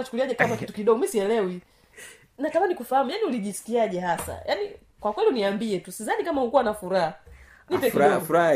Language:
Swahili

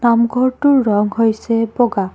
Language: Assamese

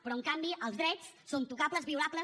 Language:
Catalan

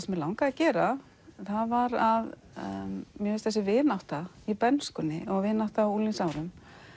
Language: Icelandic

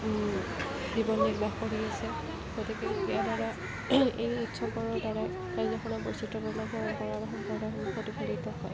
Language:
Assamese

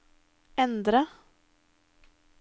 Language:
Norwegian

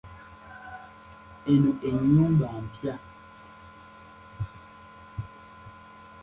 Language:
Ganda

